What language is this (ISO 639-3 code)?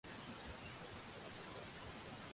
swa